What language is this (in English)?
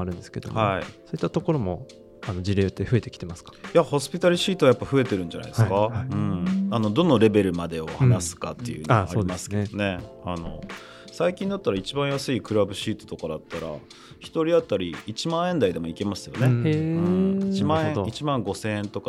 Japanese